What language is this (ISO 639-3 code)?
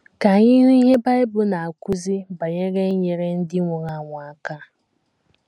ibo